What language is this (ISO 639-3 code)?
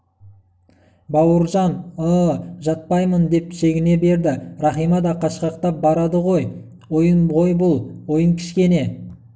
kaz